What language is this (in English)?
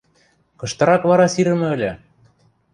Western Mari